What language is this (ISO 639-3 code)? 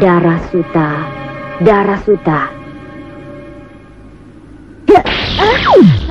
ind